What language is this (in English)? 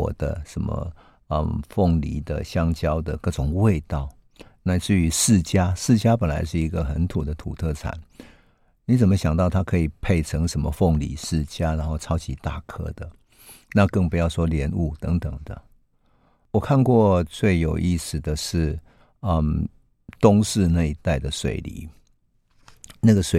Chinese